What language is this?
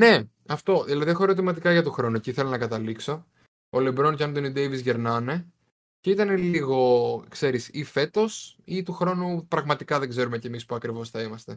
Greek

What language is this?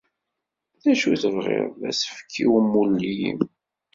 Kabyle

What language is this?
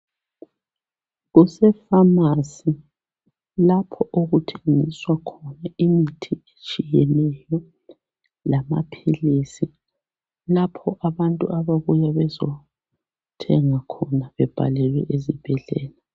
North Ndebele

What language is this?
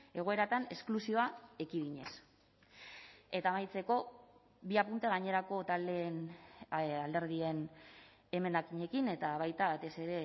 Basque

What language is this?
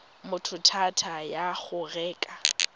Tswana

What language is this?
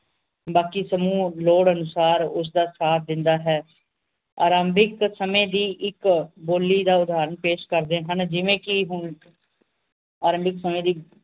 Punjabi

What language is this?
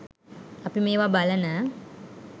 Sinhala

